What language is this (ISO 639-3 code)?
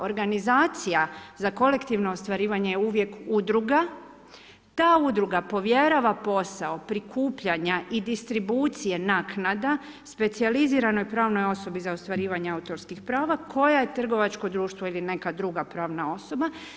hrv